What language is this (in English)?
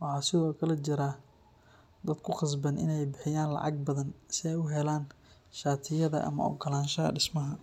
Somali